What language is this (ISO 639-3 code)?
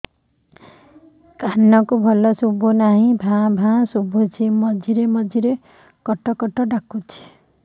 ori